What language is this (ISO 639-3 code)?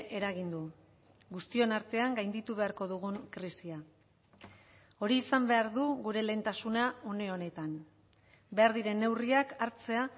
eus